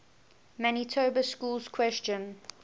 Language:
English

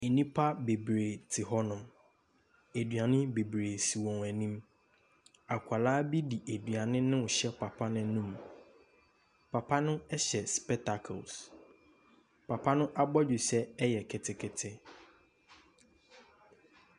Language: Akan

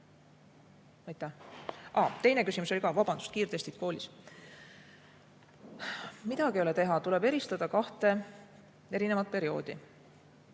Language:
Estonian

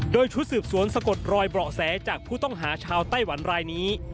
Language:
Thai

